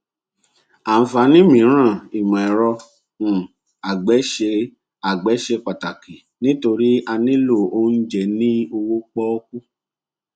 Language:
Yoruba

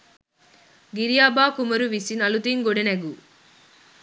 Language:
Sinhala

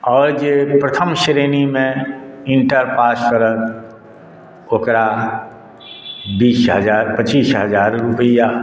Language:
Maithili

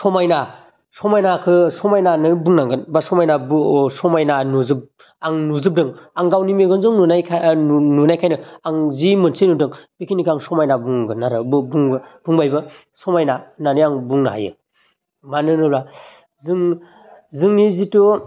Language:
Bodo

